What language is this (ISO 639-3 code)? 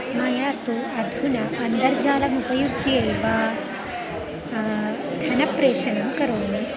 san